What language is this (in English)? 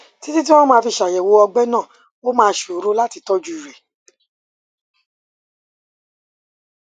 Yoruba